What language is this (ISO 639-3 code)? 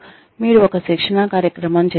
tel